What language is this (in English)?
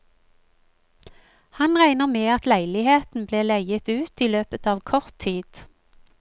Norwegian